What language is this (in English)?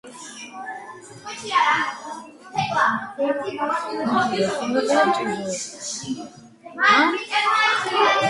Georgian